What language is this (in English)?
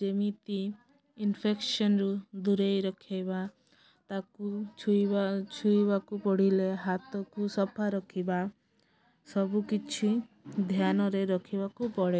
Odia